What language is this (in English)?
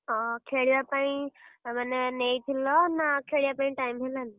Odia